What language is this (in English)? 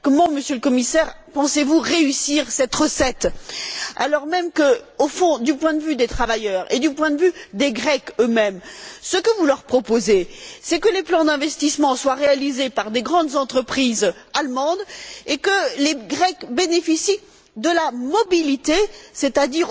French